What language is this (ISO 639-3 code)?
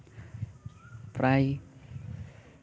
sat